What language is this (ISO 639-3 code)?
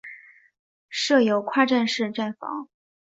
zho